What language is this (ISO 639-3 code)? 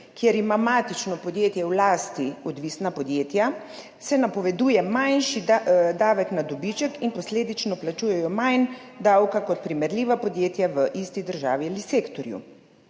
slv